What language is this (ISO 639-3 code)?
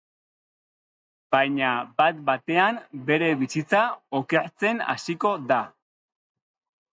eus